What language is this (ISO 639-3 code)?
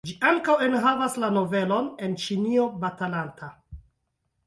epo